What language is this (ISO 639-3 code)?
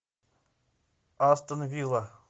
rus